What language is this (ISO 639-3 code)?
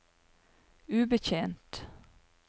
nor